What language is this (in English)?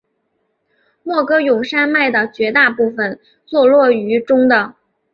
Chinese